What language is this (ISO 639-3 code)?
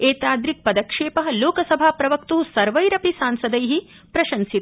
san